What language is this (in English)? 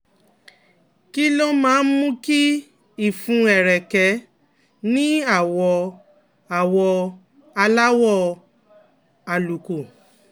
Yoruba